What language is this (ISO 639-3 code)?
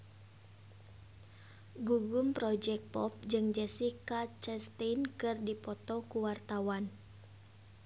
sun